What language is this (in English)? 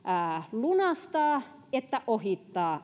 Finnish